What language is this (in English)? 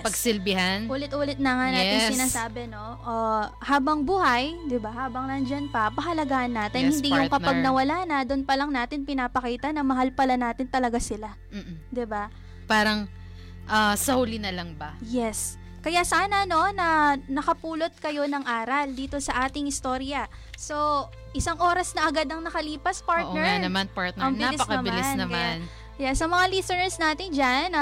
Filipino